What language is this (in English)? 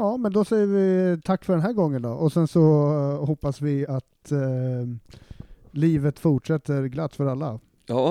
Swedish